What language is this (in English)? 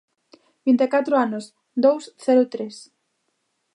Galician